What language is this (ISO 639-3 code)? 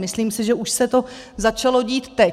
ces